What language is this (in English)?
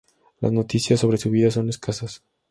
Spanish